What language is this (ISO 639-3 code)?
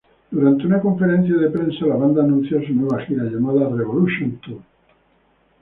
spa